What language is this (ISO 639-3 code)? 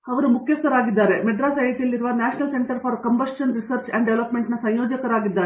kan